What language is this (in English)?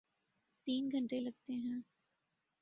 Urdu